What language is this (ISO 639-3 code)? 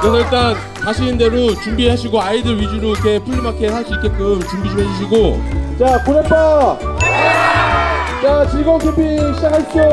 kor